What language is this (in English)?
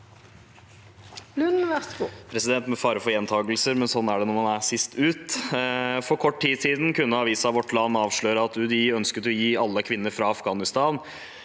Norwegian